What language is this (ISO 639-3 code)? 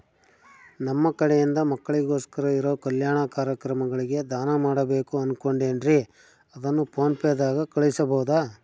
kan